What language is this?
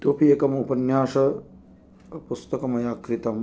Sanskrit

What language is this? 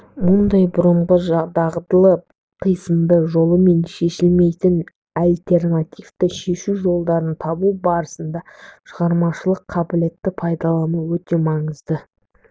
Kazakh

